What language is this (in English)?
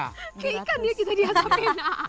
Indonesian